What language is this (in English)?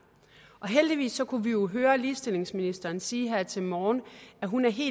Danish